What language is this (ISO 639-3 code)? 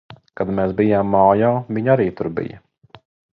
lav